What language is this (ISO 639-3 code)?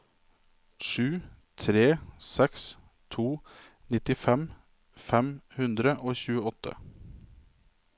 nor